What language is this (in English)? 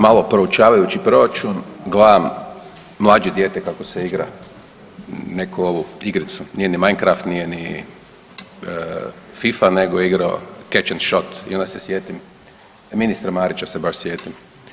Croatian